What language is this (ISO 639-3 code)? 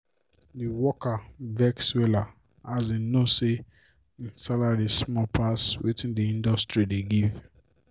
pcm